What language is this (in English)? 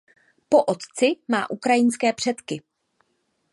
Czech